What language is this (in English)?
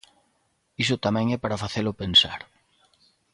Galician